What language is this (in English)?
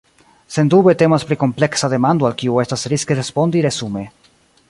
Esperanto